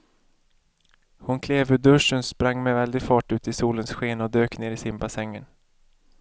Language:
Swedish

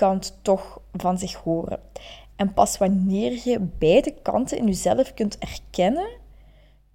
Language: Dutch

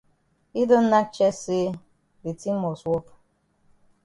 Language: Cameroon Pidgin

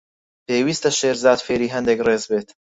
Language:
Central Kurdish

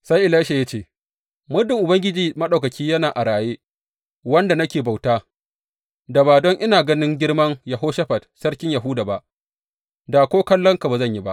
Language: Hausa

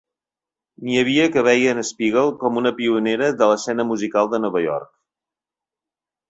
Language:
Catalan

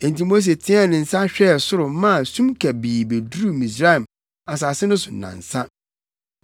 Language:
Akan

